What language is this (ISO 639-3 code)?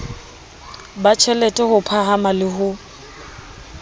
sot